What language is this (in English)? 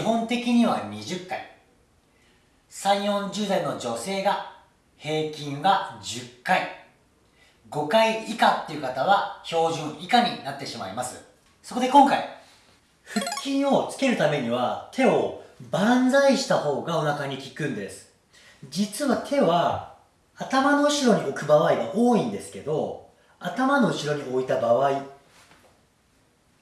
Japanese